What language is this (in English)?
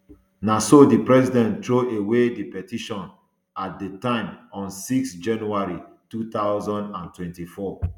Nigerian Pidgin